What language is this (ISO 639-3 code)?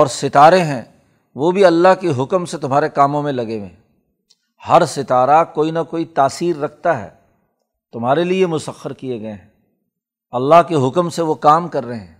urd